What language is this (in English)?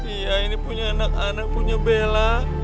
Indonesian